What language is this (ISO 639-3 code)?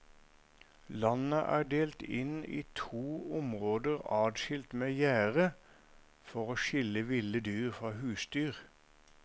nor